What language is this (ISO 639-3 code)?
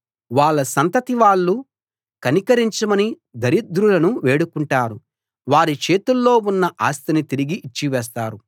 tel